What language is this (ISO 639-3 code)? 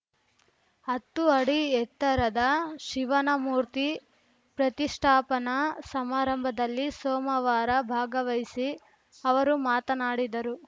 kan